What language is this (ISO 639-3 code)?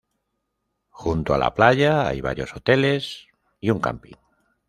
spa